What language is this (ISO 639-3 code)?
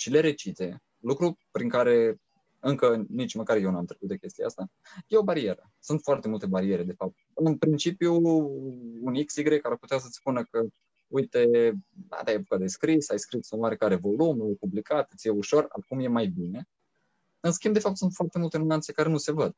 ron